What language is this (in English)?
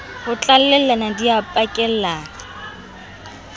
Southern Sotho